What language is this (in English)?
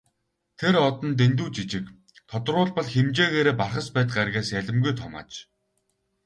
Mongolian